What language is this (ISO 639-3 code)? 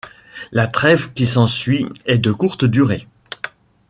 fra